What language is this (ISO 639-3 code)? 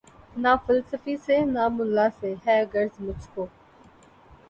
urd